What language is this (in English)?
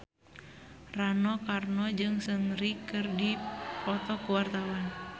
Sundanese